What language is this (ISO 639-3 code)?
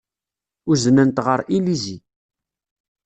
kab